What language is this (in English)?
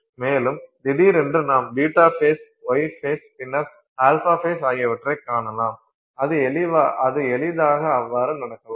Tamil